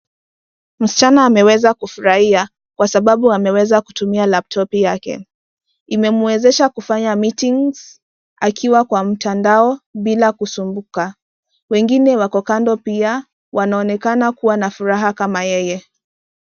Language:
Swahili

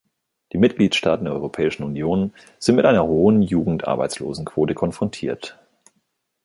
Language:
German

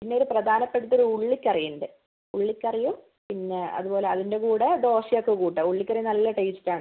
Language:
Malayalam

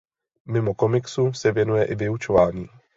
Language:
Czech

